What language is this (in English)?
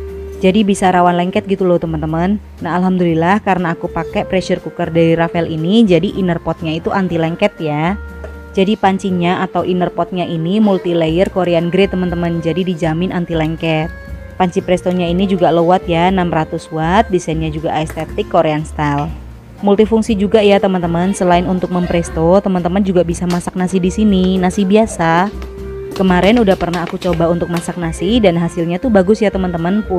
Indonesian